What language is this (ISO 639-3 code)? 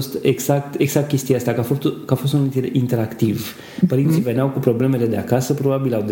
ron